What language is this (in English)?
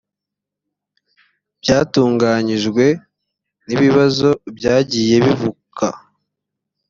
Kinyarwanda